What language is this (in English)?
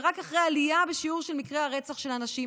Hebrew